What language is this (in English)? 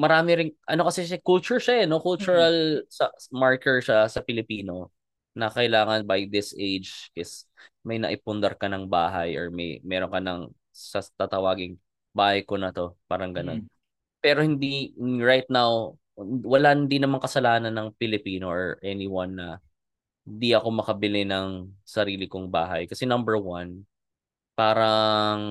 Filipino